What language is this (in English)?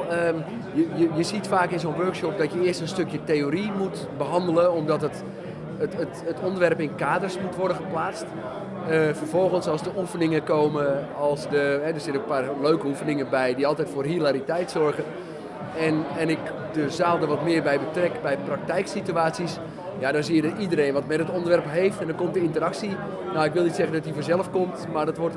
Dutch